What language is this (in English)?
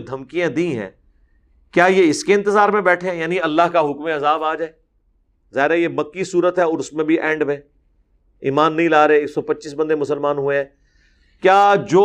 Urdu